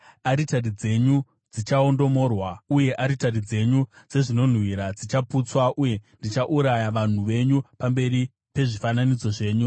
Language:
Shona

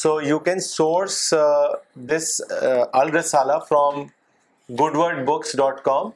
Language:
Urdu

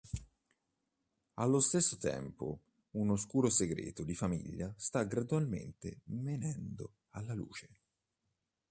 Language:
Italian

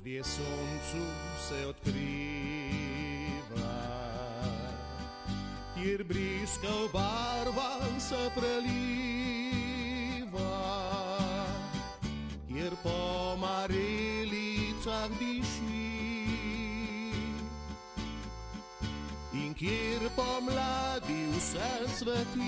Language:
Romanian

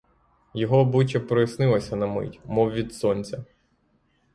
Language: Ukrainian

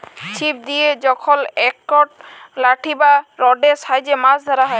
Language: Bangla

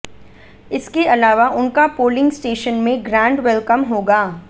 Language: Hindi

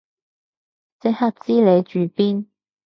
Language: Cantonese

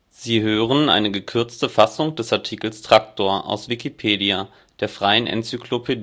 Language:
German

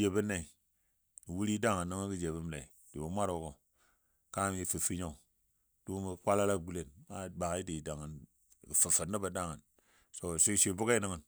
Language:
Dadiya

